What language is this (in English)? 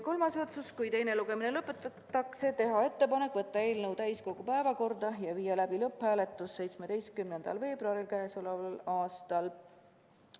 Estonian